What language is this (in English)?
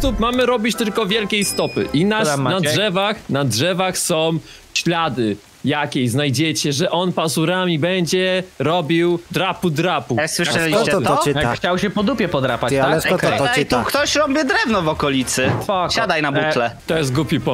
Polish